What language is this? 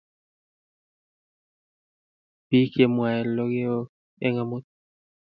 Kalenjin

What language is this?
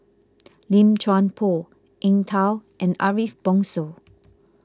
English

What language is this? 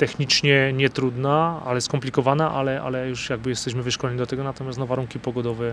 Polish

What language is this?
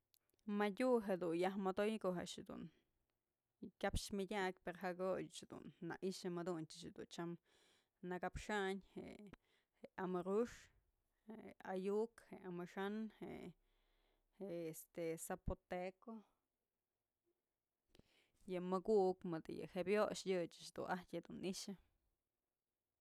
Mazatlán Mixe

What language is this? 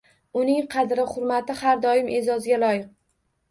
Uzbek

